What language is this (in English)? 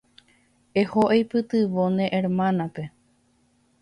Guarani